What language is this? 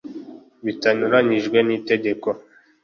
Kinyarwanda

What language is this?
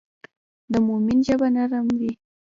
Pashto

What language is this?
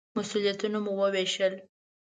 Pashto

